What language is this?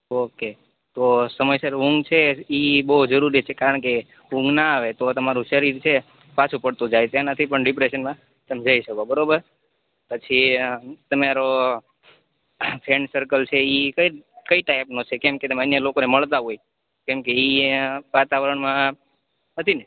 Gujarati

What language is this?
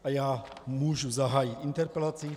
Czech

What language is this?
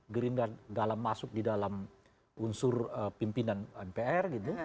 Indonesian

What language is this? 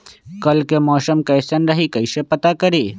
Magahi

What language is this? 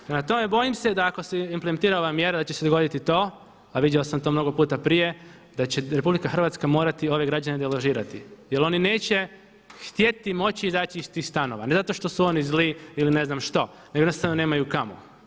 Croatian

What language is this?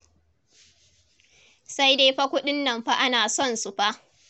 Hausa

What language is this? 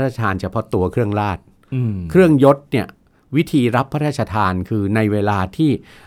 Thai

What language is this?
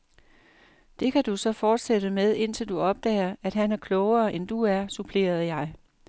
Danish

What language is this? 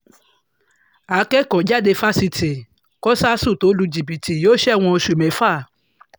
Yoruba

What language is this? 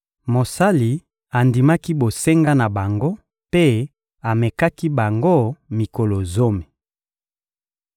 Lingala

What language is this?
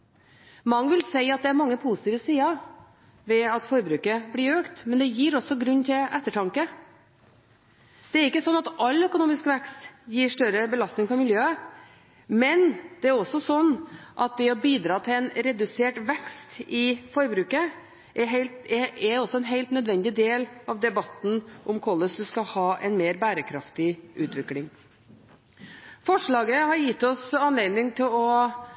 Norwegian Bokmål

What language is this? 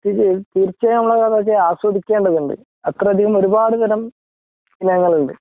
Malayalam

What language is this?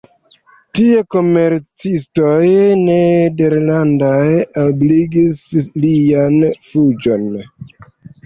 Esperanto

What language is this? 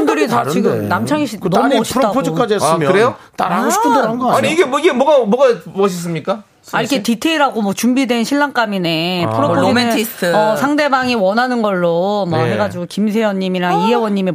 Korean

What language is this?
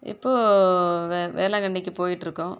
Tamil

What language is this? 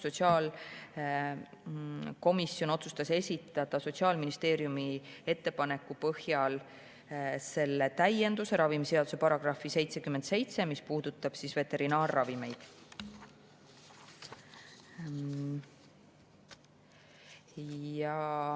Estonian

